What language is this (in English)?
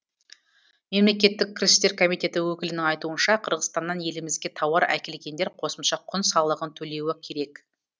Kazakh